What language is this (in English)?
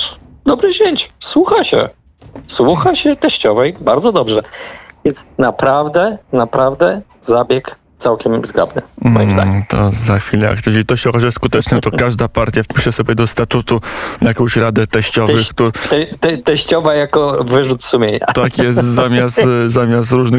Polish